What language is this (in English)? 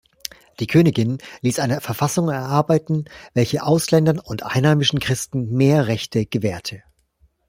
German